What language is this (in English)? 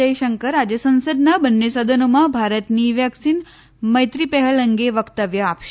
Gujarati